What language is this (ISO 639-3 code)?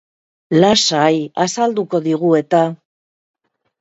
eus